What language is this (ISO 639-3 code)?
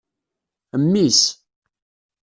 kab